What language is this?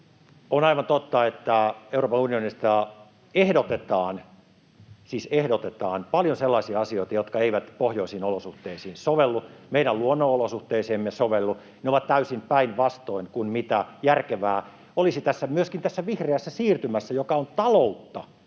Finnish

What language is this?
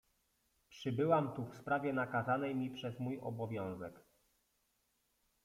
Polish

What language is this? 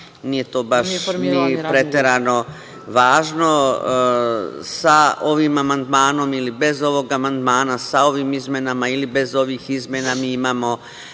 Serbian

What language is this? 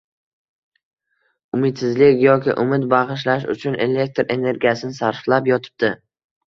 Uzbek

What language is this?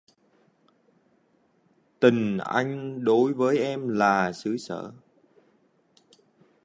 Vietnamese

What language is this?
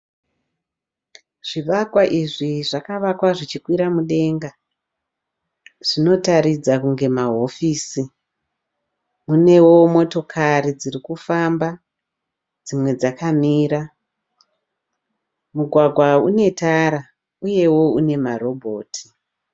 Shona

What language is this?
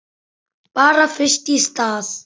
Icelandic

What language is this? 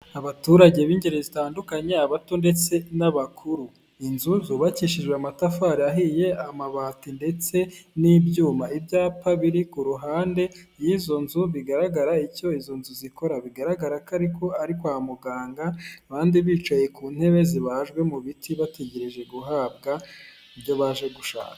Kinyarwanda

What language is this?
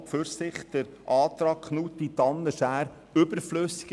Swiss German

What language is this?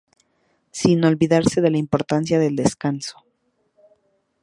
Spanish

